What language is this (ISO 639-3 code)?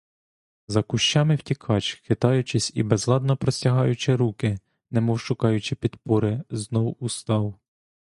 ukr